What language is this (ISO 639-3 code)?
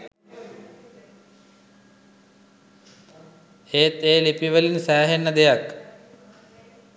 sin